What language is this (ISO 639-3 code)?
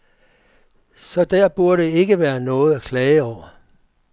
dan